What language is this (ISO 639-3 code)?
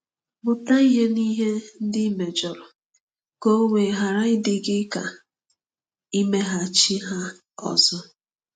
ibo